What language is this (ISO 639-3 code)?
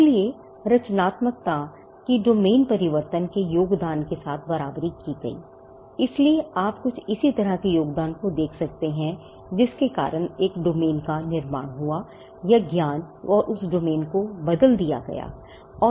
hin